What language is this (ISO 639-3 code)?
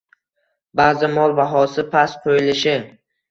uzb